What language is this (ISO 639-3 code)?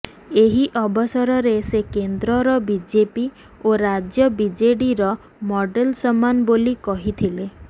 ori